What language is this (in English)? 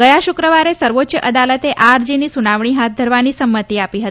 Gujarati